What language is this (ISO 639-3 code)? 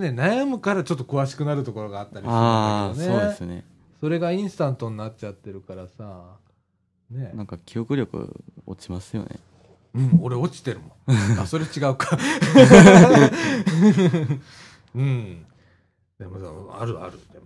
jpn